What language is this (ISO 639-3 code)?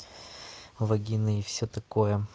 rus